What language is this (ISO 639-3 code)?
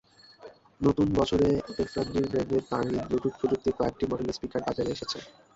ben